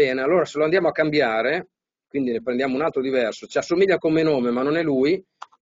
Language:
Italian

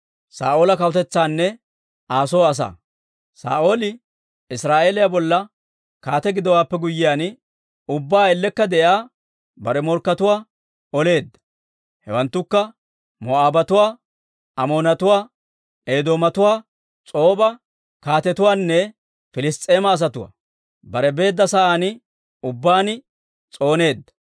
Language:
Dawro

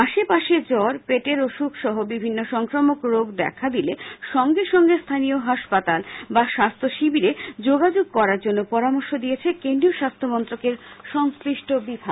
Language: Bangla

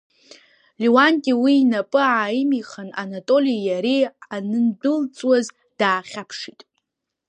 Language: Abkhazian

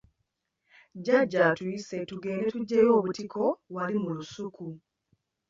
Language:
Ganda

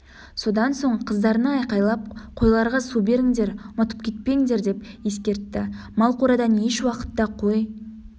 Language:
Kazakh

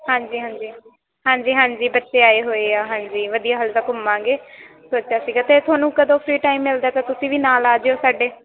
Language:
Punjabi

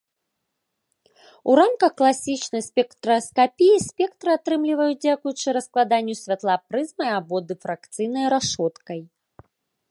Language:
Belarusian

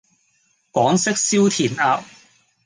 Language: Cantonese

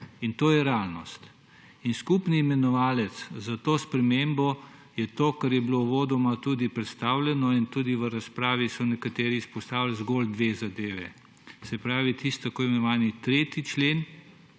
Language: Slovenian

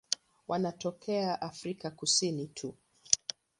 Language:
Swahili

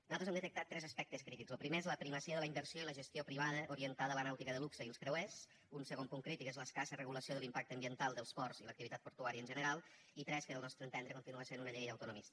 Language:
Catalan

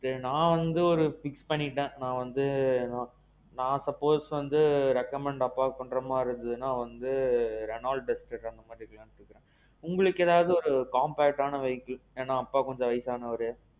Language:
Tamil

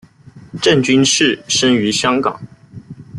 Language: Chinese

